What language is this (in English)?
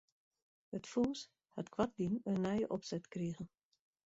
Western Frisian